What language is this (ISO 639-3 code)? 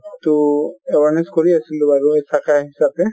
asm